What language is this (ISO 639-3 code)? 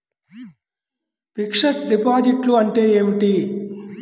tel